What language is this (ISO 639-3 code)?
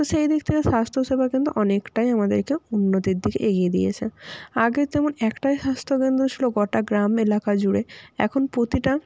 ben